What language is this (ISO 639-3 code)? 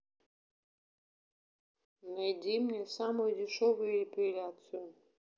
rus